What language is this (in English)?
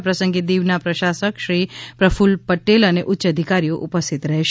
Gujarati